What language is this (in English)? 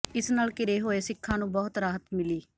Punjabi